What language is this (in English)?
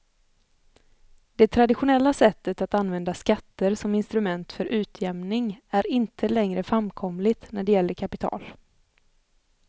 Swedish